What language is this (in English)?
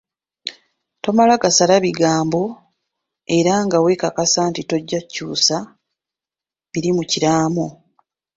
Ganda